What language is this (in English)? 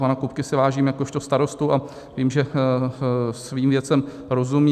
Czech